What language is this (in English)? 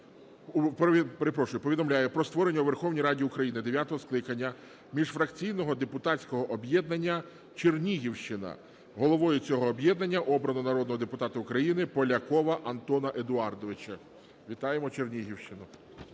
Ukrainian